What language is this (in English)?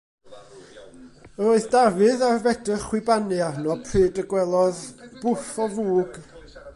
Welsh